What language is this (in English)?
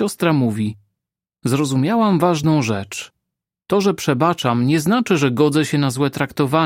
Polish